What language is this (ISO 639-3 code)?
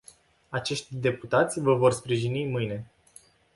ron